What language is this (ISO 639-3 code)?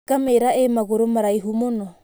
kik